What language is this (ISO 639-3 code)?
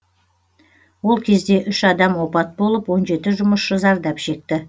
kaz